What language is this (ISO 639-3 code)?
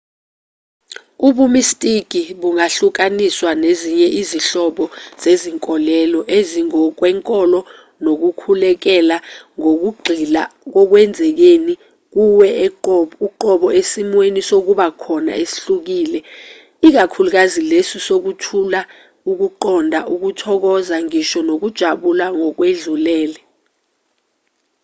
zul